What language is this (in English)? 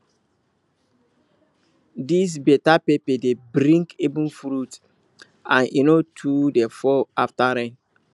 Nigerian Pidgin